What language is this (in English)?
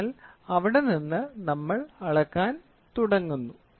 Malayalam